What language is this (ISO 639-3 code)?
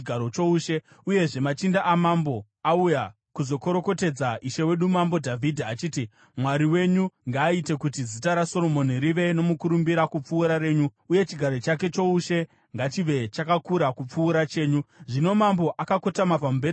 sna